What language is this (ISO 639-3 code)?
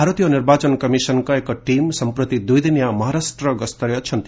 ori